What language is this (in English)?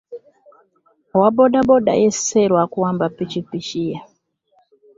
Ganda